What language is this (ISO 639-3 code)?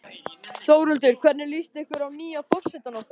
isl